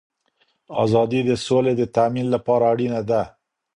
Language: Pashto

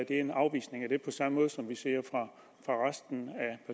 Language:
Danish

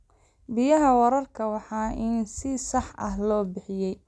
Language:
Somali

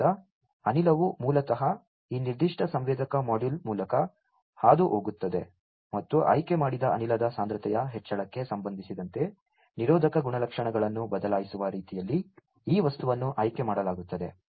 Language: Kannada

